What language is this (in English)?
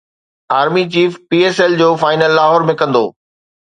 Sindhi